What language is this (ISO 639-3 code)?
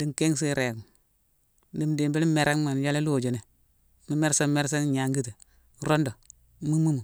msw